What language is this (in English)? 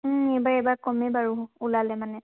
Assamese